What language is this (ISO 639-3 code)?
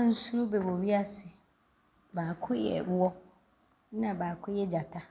abr